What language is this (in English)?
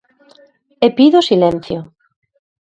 Galician